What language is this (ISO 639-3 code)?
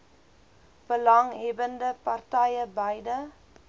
afr